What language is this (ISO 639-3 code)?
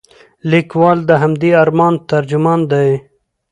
pus